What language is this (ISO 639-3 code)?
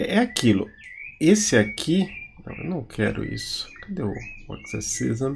por